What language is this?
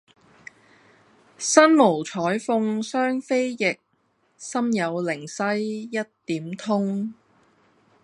Cantonese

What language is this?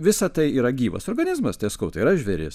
Lithuanian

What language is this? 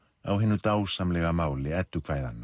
Icelandic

